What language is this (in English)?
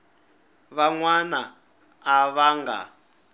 Tsonga